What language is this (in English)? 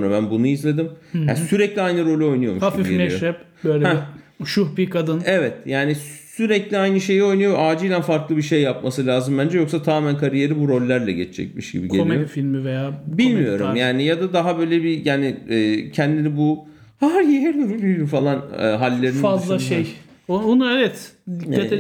Turkish